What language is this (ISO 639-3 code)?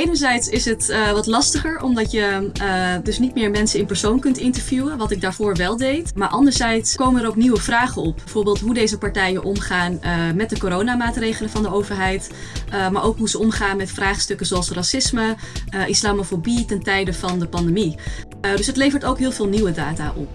nld